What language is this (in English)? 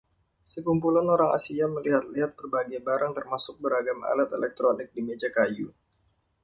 Indonesian